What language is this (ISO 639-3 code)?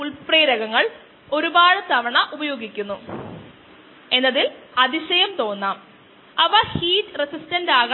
mal